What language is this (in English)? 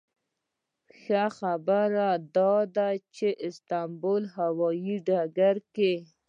Pashto